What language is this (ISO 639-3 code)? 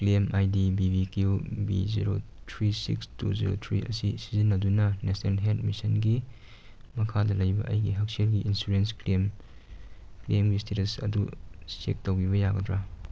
mni